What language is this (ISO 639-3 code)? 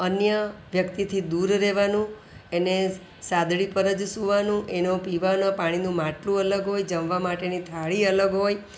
guj